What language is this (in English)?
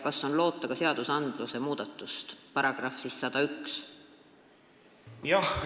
Estonian